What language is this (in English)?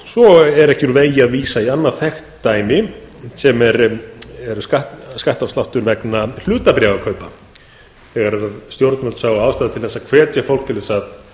Icelandic